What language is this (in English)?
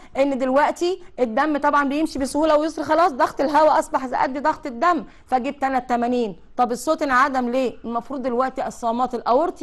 Arabic